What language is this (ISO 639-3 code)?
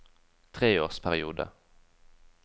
nor